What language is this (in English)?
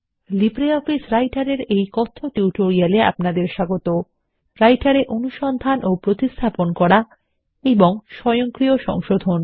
Bangla